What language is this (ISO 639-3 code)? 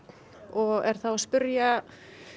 isl